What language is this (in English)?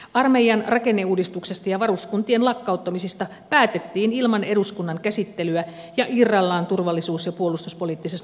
Finnish